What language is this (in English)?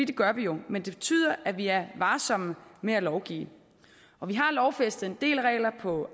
Danish